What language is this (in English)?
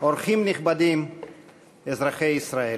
Hebrew